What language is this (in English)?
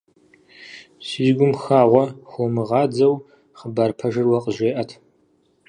Kabardian